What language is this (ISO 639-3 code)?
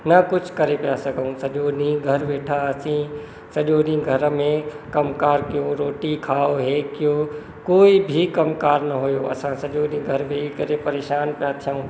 snd